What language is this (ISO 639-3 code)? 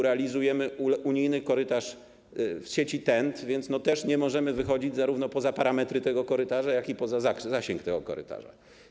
pol